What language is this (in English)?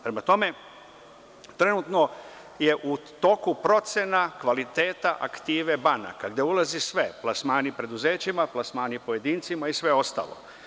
Serbian